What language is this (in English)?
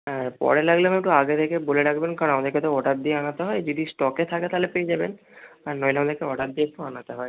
Bangla